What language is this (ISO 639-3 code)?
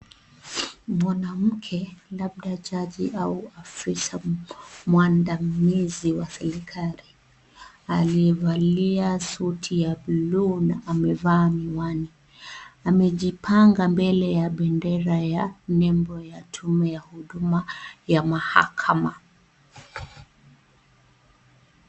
swa